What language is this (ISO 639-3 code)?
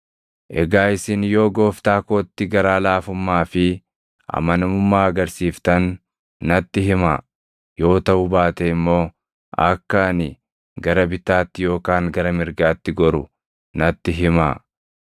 orm